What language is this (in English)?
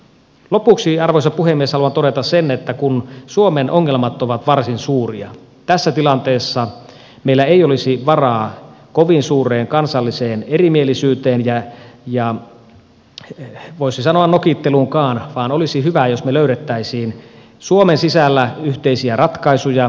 Finnish